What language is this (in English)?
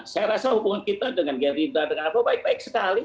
Indonesian